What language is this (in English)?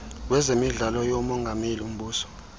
Xhosa